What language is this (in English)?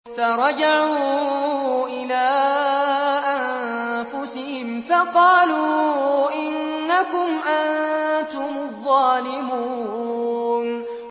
Arabic